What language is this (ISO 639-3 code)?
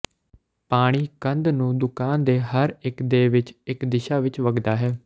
pan